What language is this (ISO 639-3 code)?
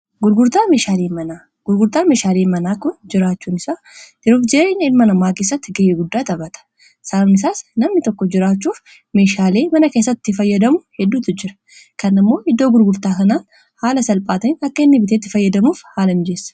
orm